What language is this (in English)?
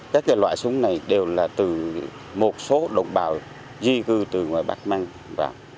Vietnamese